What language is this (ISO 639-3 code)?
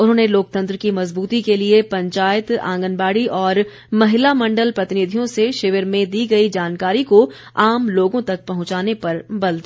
hin